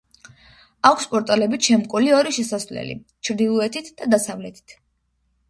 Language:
Georgian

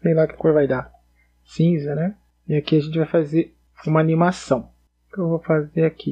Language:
Portuguese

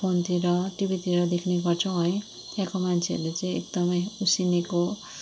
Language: Nepali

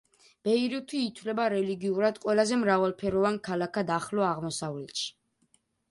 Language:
Georgian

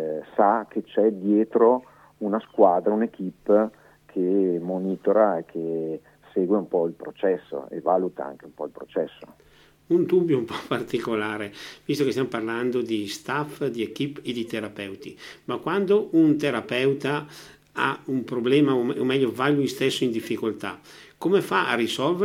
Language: Italian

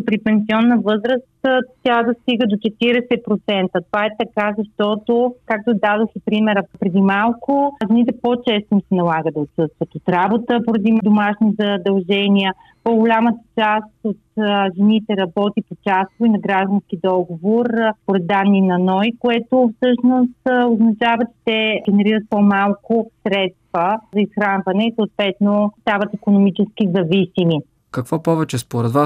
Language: Bulgarian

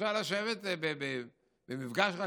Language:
Hebrew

